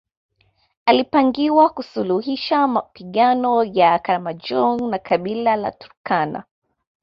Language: Swahili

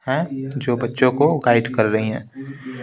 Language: Hindi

